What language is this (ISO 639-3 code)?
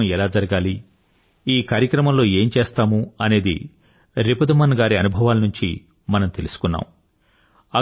tel